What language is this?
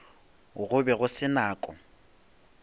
Northern Sotho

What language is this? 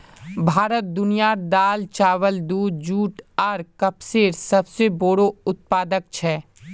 Magahi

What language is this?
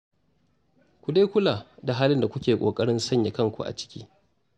Hausa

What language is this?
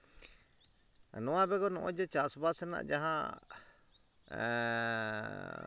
Santali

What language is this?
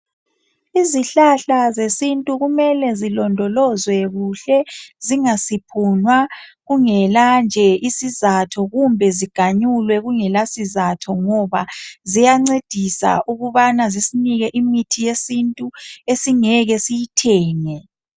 North Ndebele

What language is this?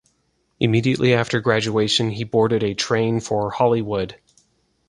English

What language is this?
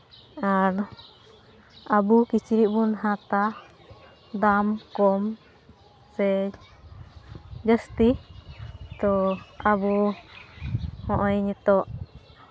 Santali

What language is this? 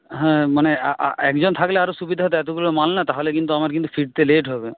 Bangla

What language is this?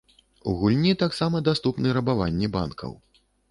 Belarusian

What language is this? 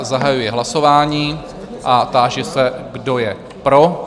Czech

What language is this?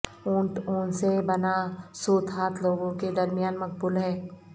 Urdu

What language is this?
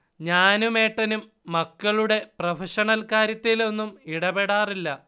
Malayalam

